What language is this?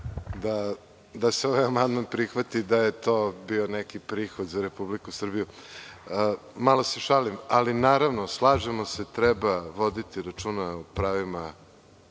Serbian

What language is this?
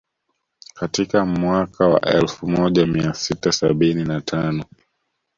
Swahili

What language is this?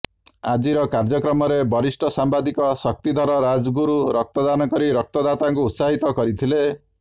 Odia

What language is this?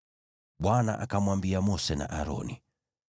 Swahili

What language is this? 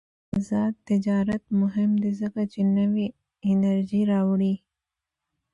Pashto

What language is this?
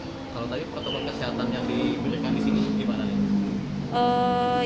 Indonesian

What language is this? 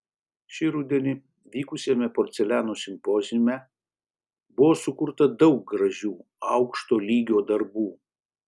Lithuanian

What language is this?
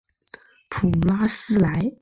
Chinese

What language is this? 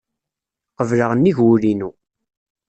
Kabyle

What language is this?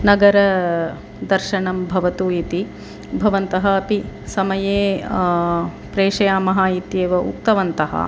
Sanskrit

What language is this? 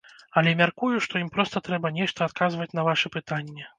Belarusian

